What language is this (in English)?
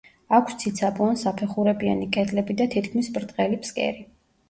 Georgian